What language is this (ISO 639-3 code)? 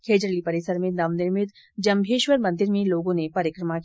hin